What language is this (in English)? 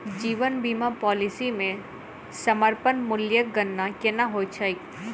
Maithili